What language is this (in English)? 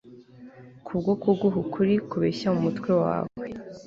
Kinyarwanda